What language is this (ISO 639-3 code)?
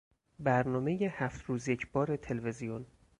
fas